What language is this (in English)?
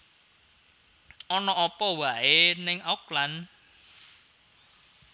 Javanese